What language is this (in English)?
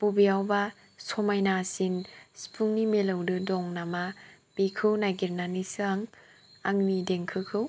Bodo